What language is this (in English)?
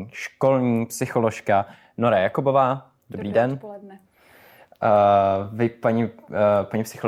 Czech